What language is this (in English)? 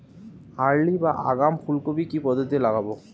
Bangla